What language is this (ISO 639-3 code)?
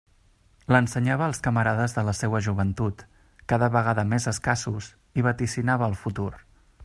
cat